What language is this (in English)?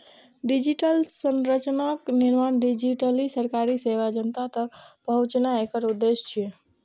Maithili